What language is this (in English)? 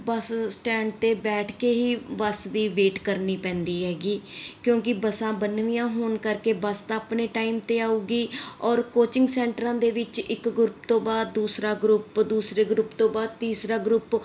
Punjabi